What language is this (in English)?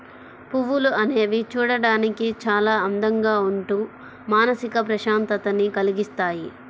Telugu